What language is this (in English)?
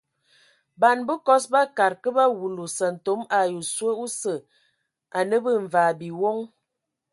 Ewondo